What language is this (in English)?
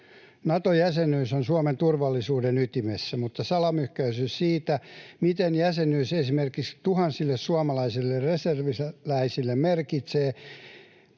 Finnish